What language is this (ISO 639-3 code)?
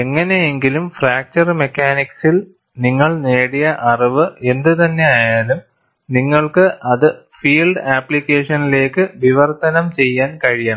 mal